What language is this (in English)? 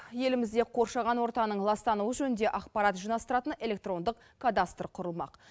Kazakh